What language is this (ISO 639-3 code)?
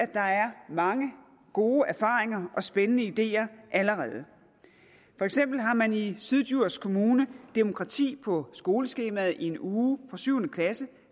dan